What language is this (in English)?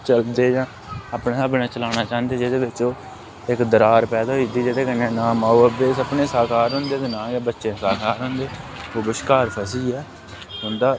Dogri